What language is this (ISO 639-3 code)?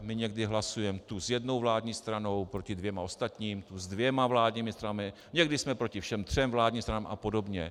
ces